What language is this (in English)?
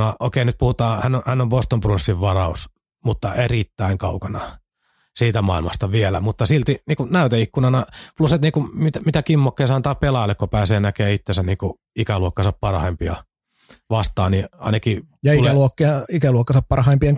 Finnish